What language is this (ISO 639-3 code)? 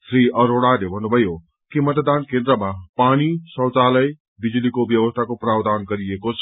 nep